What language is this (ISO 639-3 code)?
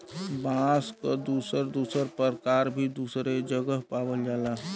bho